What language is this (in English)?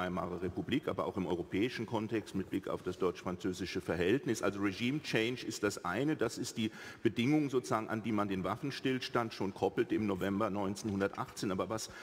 German